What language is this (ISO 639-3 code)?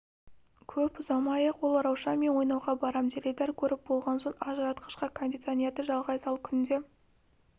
kaz